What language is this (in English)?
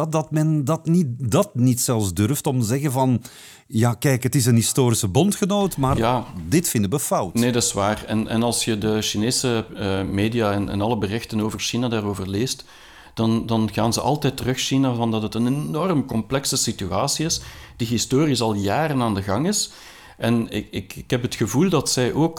Dutch